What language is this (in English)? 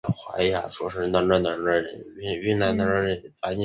Chinese